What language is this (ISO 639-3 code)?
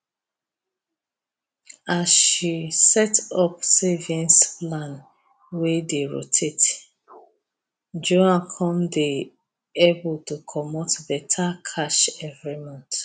pcm